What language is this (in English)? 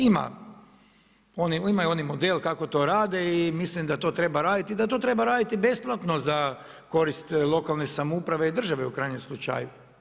Croatian